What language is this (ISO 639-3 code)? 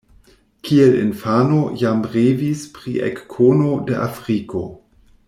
epo